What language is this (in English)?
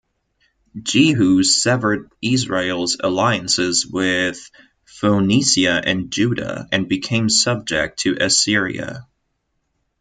English